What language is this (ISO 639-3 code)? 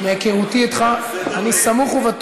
heb